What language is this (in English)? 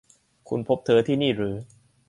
Thai